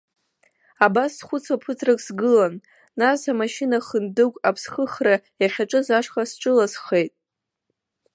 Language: Abkhazian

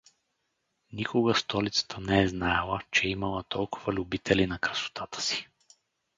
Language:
Bulgarian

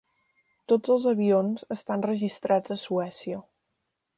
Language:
Catalan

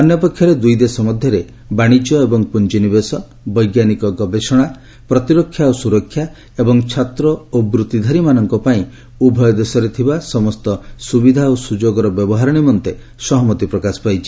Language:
Odia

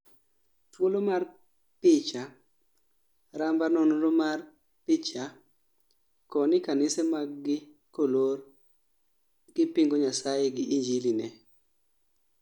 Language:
Luo (Kenya and Tanzania)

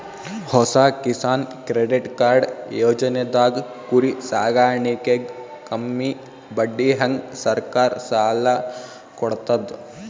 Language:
Kannada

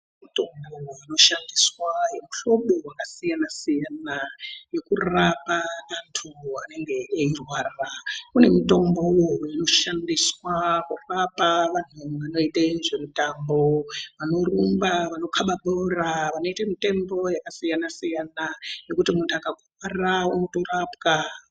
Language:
Ndau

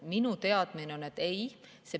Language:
Estonian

